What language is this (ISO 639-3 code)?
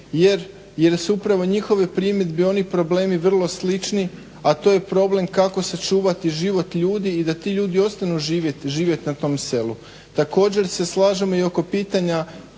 hrv